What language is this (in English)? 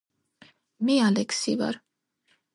Georgian